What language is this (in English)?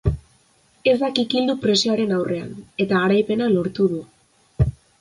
Basque